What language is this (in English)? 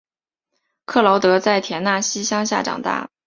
Chinese